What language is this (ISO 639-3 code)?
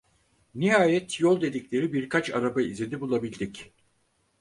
tur